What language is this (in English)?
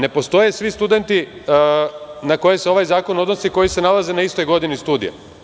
Serbian